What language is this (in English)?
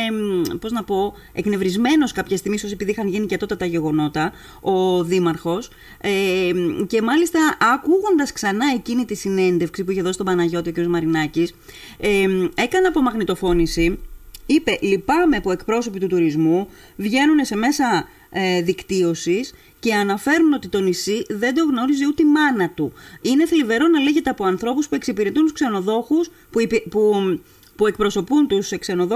Greek